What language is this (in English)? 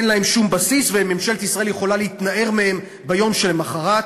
Hebrew